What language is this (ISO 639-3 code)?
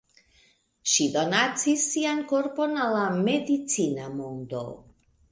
epo